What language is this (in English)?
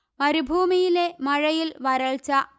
Malayalam